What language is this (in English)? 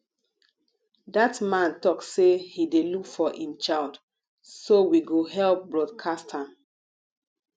Nigerian Pidgin